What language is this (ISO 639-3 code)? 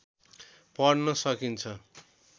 nep